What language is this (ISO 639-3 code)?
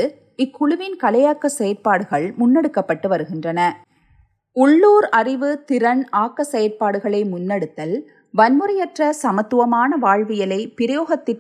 tam